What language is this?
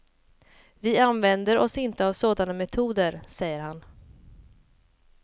Swedish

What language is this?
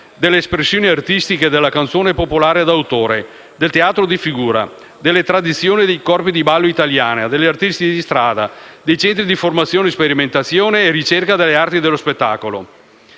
Italian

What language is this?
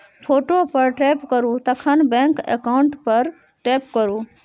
Maithili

